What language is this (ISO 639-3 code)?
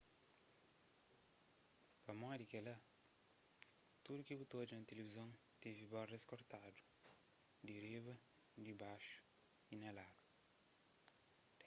kea